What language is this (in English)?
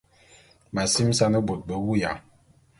Bulu